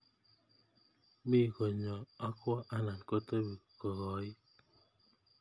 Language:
Kalenjin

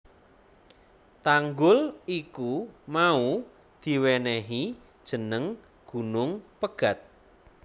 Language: Javanese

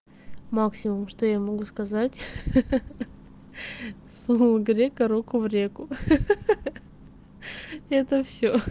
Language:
Russian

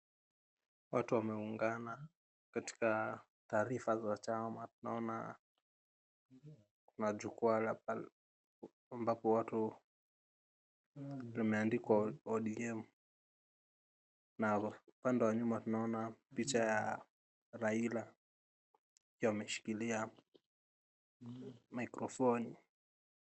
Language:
Swahili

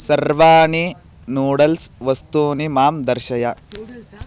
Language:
Sanskrit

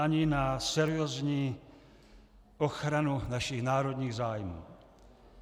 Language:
Czech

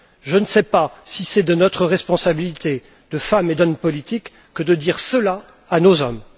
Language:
French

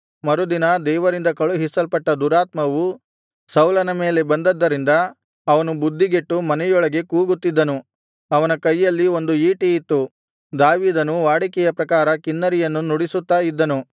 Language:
Kannada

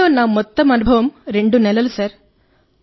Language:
Telugu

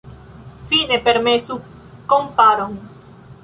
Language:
Esperanto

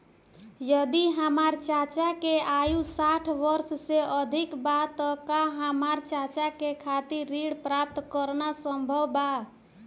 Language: Bhojpuri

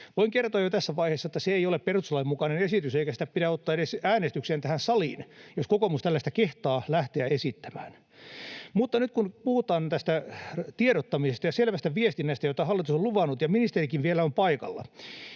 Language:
Finnish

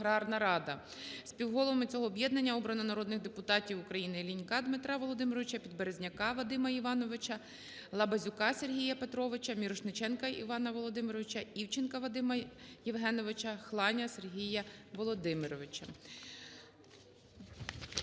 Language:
Ukrainian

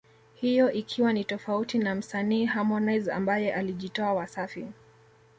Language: Swahili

